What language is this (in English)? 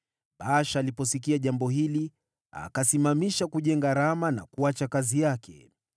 Swahili